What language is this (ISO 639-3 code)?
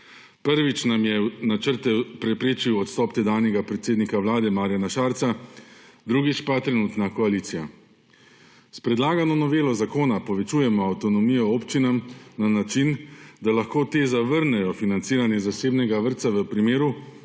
slv